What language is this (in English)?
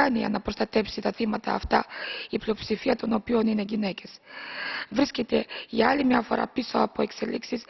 Greek